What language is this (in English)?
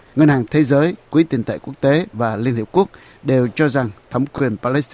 Vietnamese